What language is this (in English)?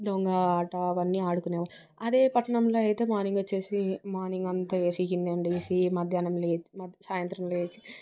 Telugu